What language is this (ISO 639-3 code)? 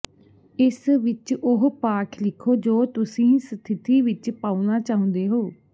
pan